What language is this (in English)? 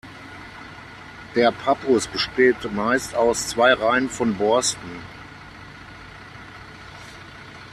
German